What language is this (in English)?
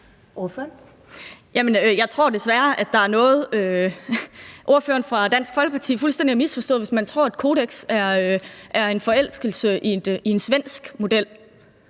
Danish